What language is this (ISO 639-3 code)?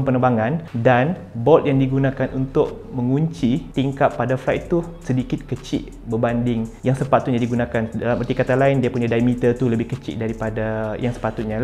msa